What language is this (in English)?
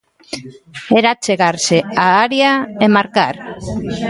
Galician